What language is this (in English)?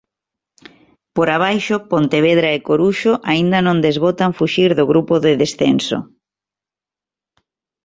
Galician